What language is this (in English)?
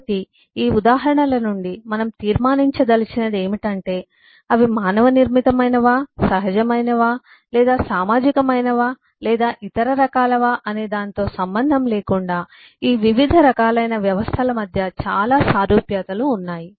Telugu